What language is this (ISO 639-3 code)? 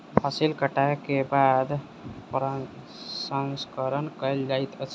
mai